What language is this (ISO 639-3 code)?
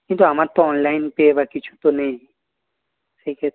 ben